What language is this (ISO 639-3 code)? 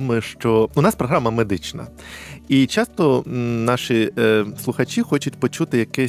ukr